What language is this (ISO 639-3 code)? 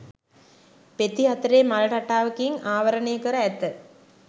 sin